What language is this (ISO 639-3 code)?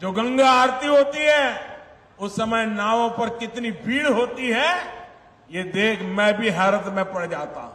hin